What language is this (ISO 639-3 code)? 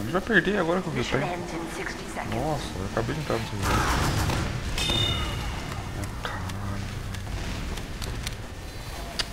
por